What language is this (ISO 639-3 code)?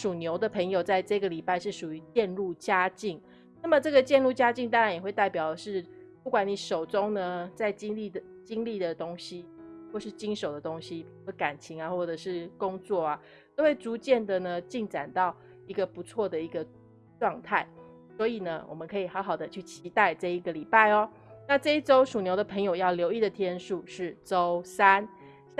zho